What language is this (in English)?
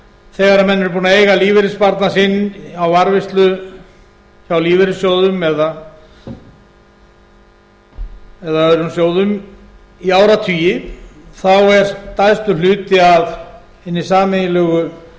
Icelandic